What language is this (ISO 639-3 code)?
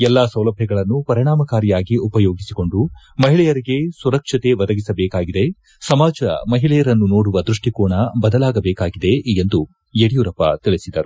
kan